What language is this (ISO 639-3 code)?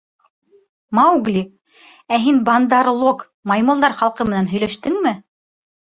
bak